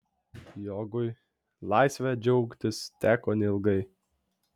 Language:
Lithuanian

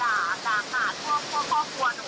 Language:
Thai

